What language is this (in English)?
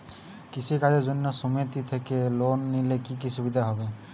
Bangla